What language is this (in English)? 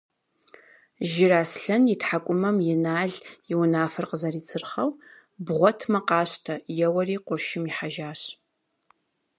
Kabardian